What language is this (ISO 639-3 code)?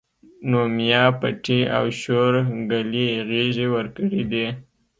pus